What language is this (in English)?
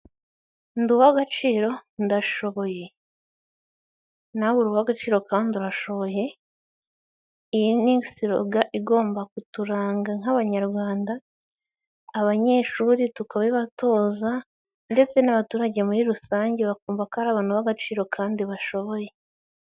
Kinyarwanda